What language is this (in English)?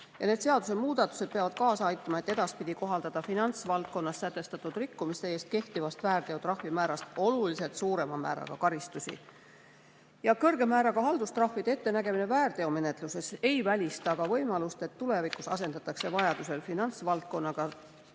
Estonian